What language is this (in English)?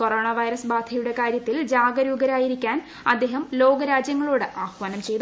Malayalam